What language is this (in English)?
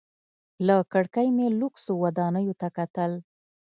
Pashto